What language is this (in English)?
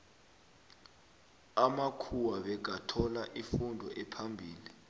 South Ndebele